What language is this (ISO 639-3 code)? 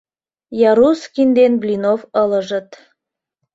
chm